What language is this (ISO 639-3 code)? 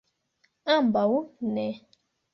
epo